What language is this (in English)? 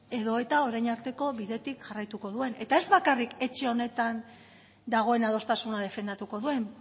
Basque